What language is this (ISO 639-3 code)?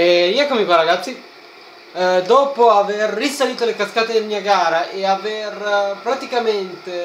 ita